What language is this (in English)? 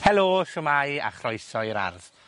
Welsh